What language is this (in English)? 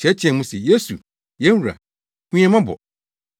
Akan